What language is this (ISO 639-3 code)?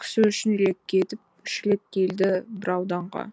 kaz